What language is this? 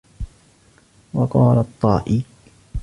Arabic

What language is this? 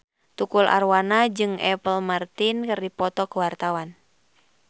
Sundanese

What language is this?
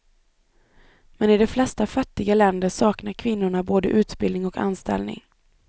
Swedish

